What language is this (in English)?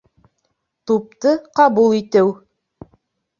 Bashkir